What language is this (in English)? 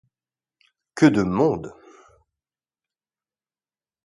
French